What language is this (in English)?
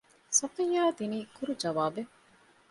Divehi